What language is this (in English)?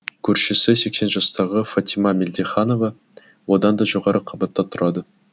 Kazakh